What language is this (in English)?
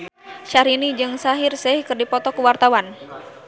Sundanese